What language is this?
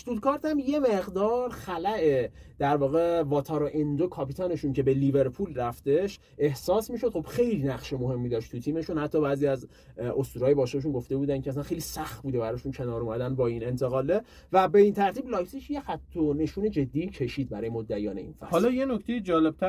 Persian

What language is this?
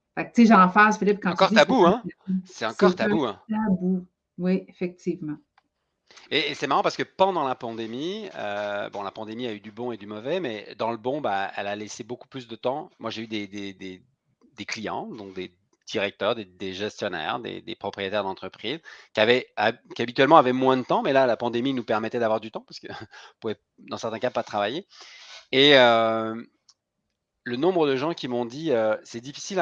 French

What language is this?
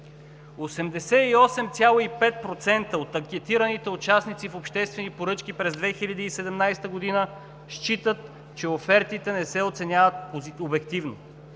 Bulgarian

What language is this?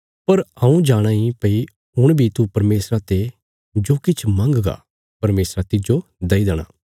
Bilaspuri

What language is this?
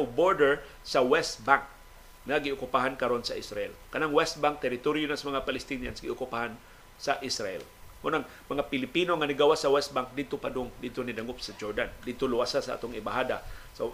Filipino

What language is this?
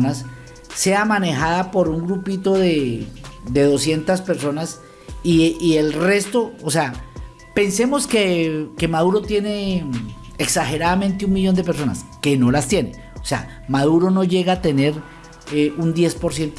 Spanish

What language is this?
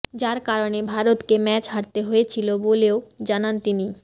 Bangla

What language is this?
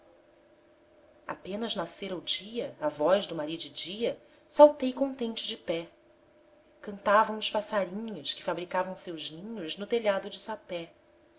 Portuguese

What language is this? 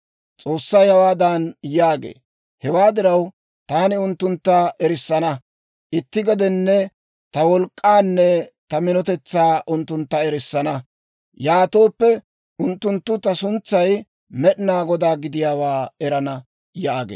Dawro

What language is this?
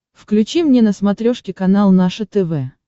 Russian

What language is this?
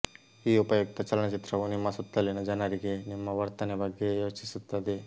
Kannada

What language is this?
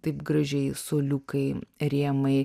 Lithuanian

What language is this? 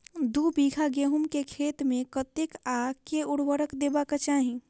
Maithili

